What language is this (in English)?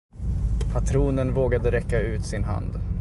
Swedish